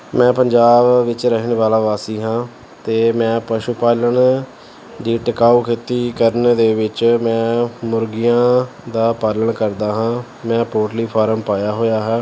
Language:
Punjabi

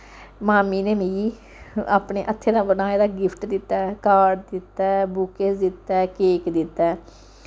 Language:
Dogri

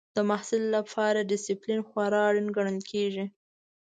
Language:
Pashto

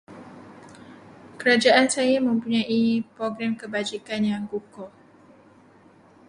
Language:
Malay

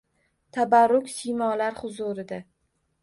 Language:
Uzbek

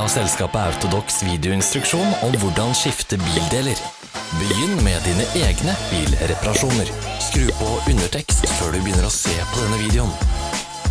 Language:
Norwegian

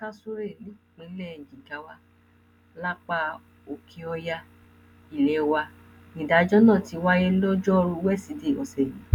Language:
Yoruba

